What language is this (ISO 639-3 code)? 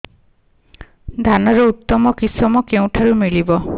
ori